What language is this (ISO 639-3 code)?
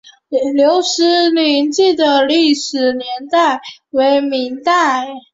zho